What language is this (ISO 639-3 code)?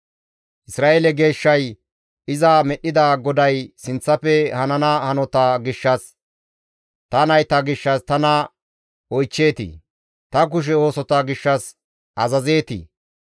gmv